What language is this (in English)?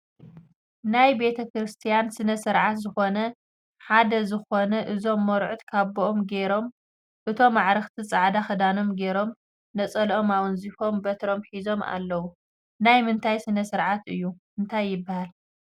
Tigrinya